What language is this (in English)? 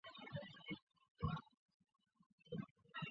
Chinese